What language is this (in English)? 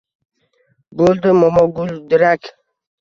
Uzbek